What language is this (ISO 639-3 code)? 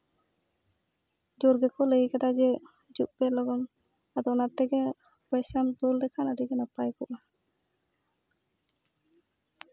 sat